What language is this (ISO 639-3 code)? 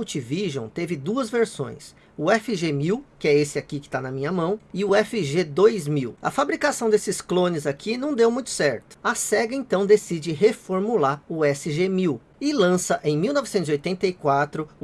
por